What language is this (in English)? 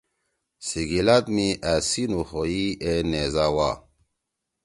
Torwali